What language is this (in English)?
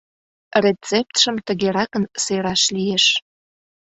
Mari